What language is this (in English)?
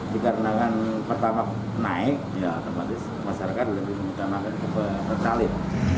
Indonesian